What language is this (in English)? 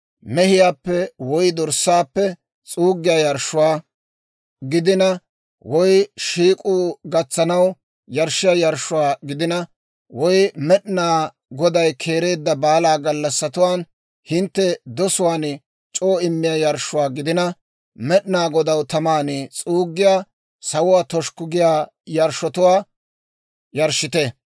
Dawro